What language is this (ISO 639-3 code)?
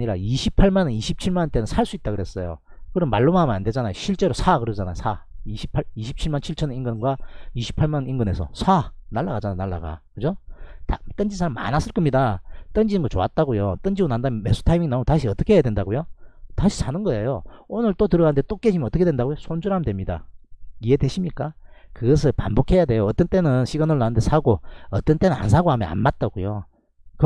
kor